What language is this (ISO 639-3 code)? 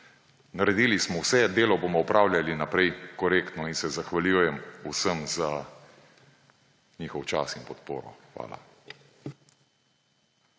slv